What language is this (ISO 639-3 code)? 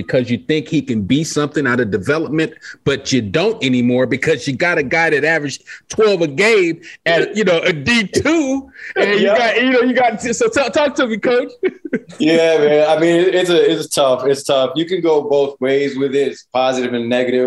eng